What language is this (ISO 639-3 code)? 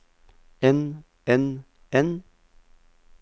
nor